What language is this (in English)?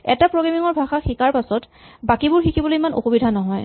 Assamese